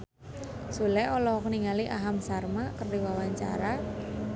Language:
Sundanese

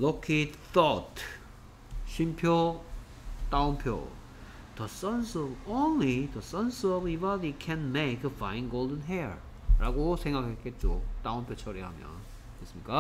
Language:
Korean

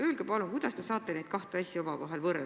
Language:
Estonian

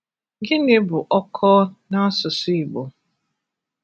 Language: Igbo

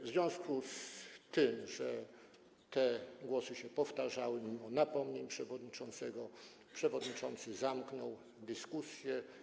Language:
Polish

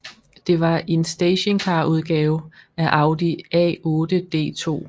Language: Danish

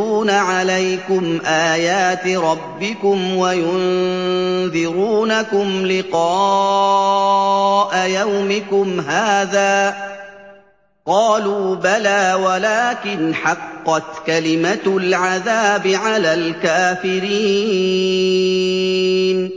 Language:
Arabic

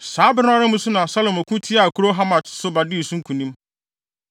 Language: Akan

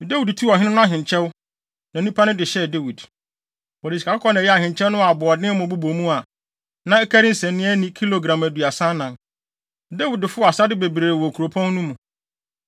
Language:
Akan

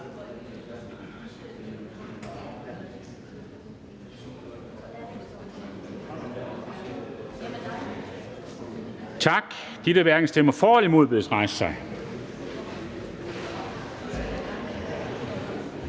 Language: Danish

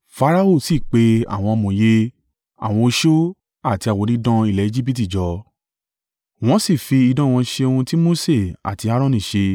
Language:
Yoruba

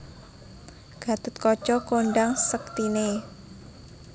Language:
Javanese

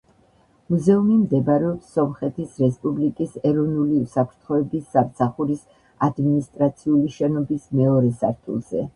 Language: Georgian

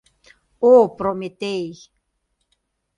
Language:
Mari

